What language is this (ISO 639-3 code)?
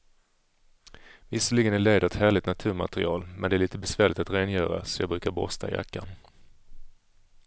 swe